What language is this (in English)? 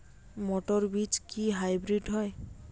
Bangla